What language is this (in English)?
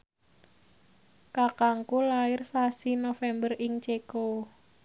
Javanese